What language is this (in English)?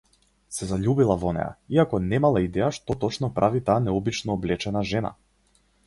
Macedonian